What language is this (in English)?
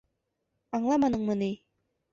Bashkir